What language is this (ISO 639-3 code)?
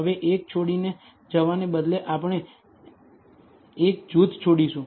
guj